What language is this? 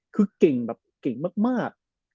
Thai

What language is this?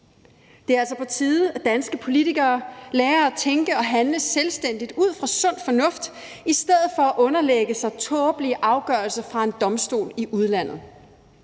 Danish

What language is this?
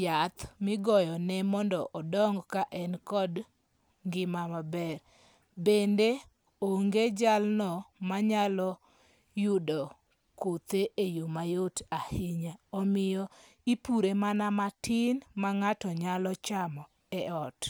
Luo (Kenya and Tanzania)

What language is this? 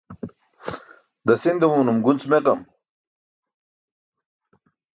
Burushaski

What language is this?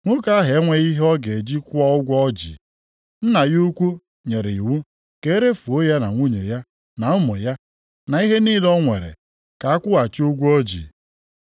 Igbo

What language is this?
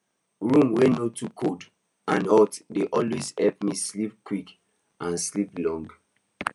Nigerian Pidgin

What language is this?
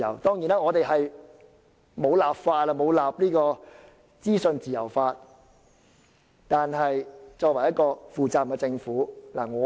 Cantonese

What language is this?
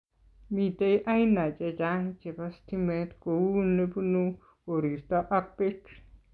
Kalenjin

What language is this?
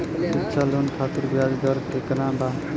Bhojpuri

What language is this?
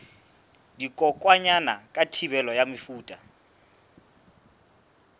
Southern Sotho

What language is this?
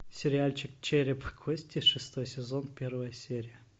Russian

